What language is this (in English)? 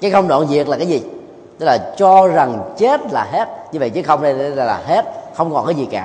Vietnamese